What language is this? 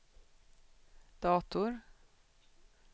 Swedish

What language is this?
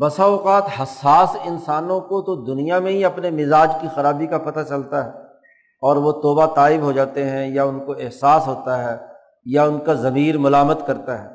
Urdu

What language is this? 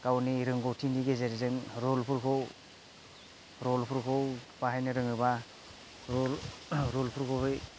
Bodo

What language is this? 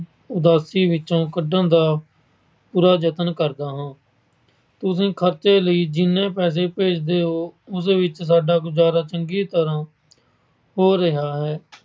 Punjabi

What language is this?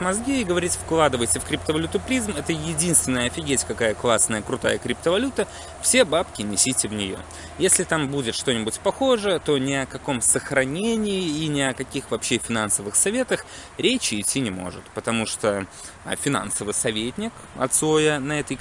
Russian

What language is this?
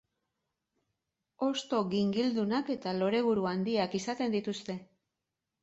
Basque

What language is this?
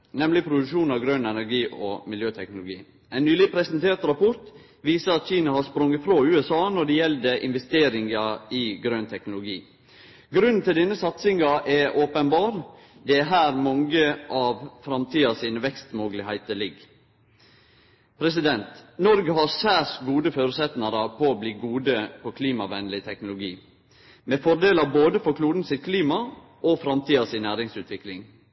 Norwegian Nynorsk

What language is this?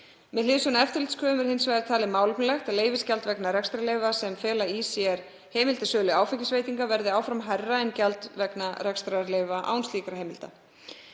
Icelandic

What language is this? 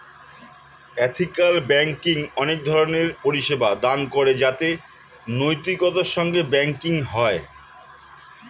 Bangla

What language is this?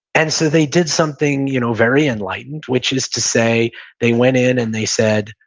English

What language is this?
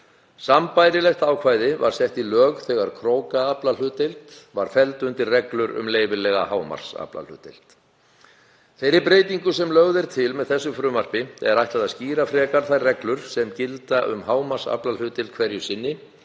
Icelandic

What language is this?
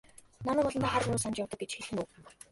Mongolian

